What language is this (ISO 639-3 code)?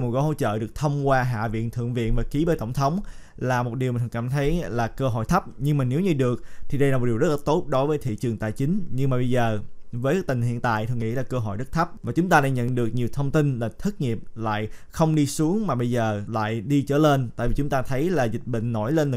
vie